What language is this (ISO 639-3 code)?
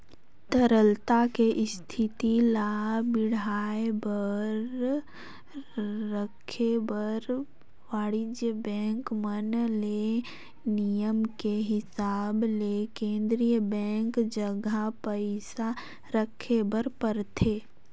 hne